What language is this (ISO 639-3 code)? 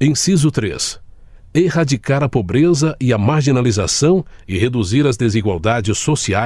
por